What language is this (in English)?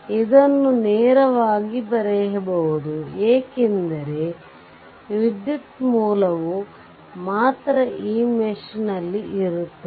Kannada